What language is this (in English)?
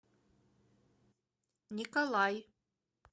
Russian